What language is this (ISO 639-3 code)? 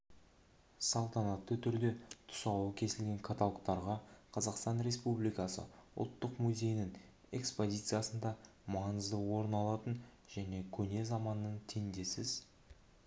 kaz